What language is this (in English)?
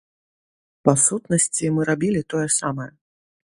Belarusian